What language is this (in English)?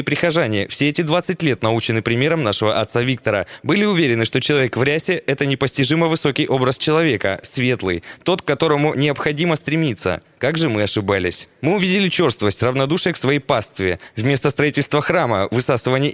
Russian